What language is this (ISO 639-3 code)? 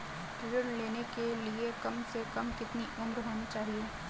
hin